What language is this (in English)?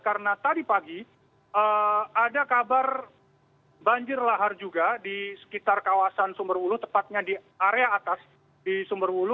Indonesian